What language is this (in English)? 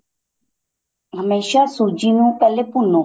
Punjabi